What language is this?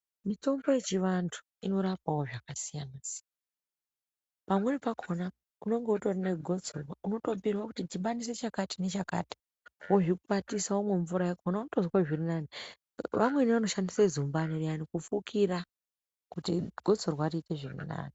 Ndau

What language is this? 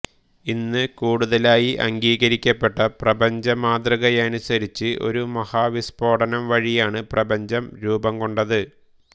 Malayalam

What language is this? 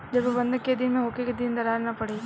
Bhojpuri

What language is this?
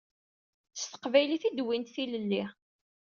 Kabyle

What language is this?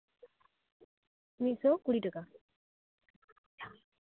Santali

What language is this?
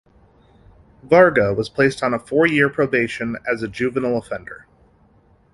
English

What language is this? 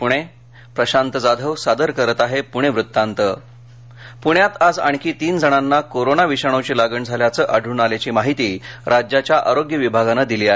Marathi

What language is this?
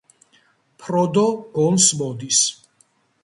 Georgian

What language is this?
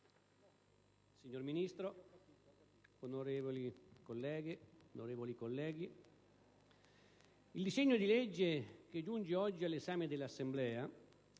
Italian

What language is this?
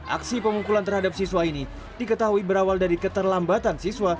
Indonesian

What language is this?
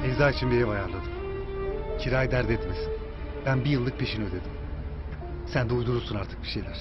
Turkish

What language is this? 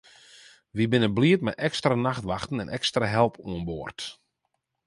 Western Frisian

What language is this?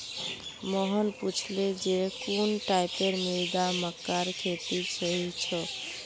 Magahi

